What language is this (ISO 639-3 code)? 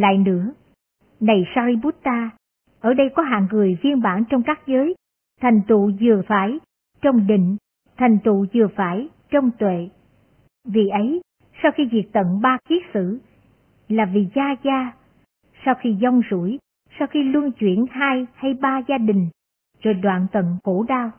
vie